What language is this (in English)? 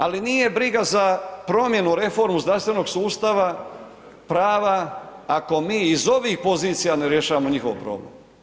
Croatian